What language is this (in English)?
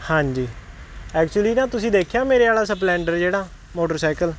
Punjabi